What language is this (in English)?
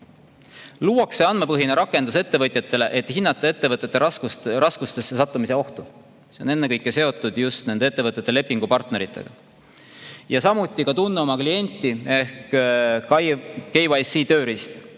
Estonian